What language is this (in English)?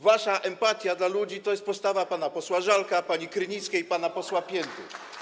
Polish